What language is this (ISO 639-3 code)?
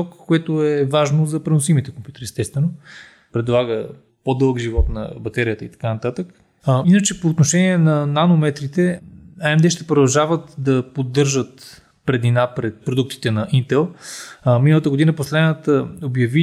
bul